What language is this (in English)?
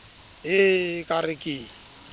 Southern Sotho